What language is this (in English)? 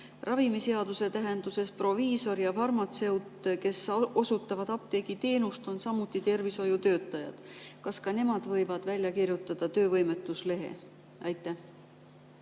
Estonian